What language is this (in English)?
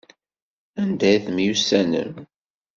Kabyle